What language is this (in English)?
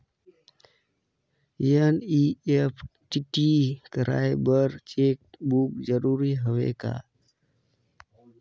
Chhattisgarhi